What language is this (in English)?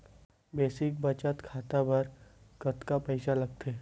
Chhattisgarhi